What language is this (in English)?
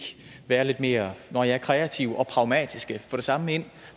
Danish